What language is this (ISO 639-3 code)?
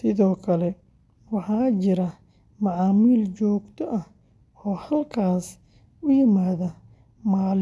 som